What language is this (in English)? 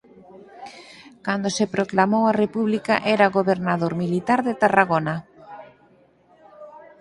Galician